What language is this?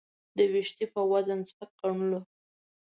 Pashto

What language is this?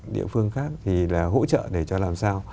Vietnamese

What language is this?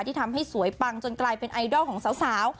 Thai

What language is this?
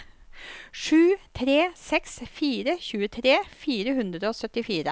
Norwegian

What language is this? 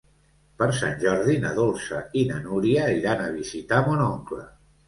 Catalan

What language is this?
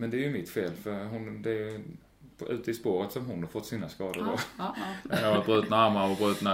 Swedish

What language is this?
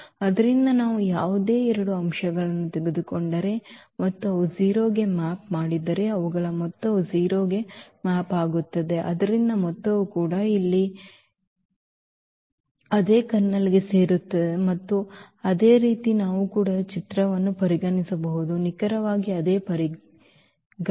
Kannada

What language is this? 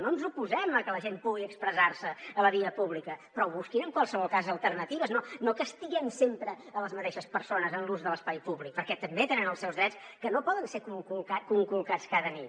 Catalan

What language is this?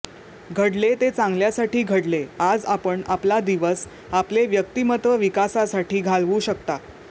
Marathi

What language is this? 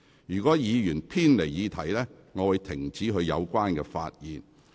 Cantonese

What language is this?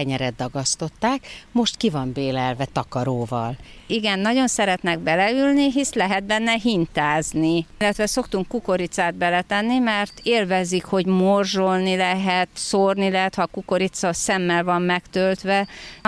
Hungarian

